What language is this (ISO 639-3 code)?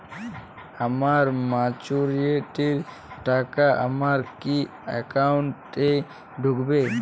ben